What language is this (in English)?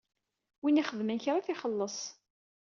Kabyle